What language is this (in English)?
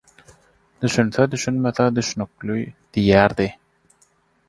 Turkmen